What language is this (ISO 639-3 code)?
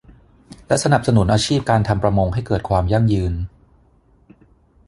tha